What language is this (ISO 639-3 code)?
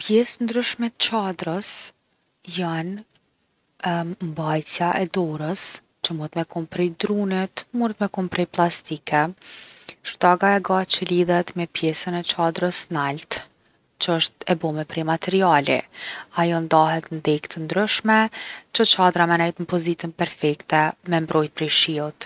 aln